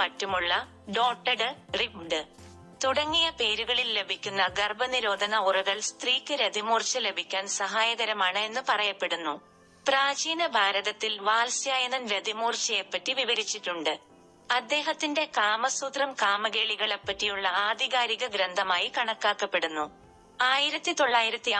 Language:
Malayalam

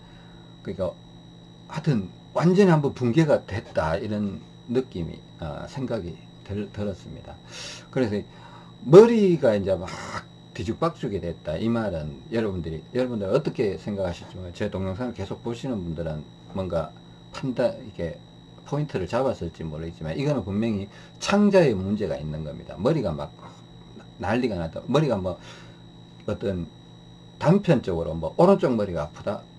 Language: Korean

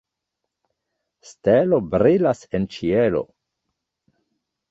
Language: Esperanto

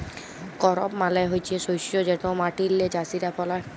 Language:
Bangla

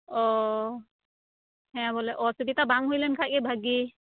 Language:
Santali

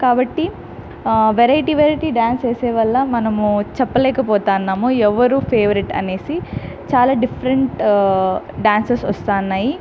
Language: Telugu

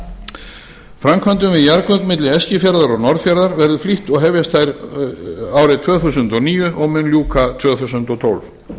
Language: Icelandic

